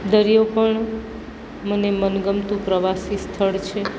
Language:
Gujarati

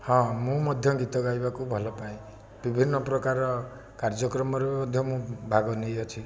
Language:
Odia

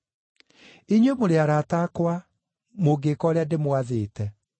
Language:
Kikuyu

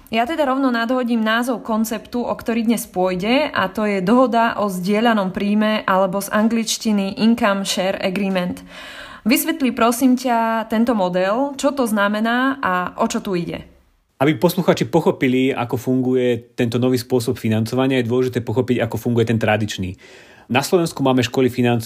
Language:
Slovak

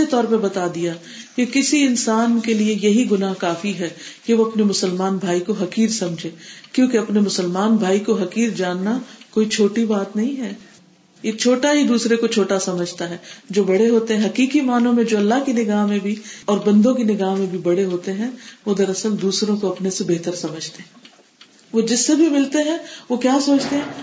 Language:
Urdu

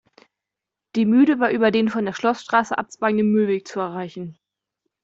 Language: German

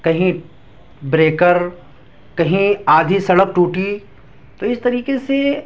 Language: Urdu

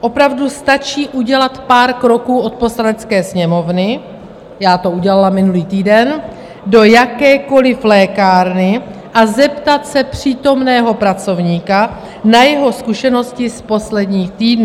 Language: Czech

